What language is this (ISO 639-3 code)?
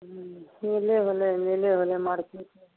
mai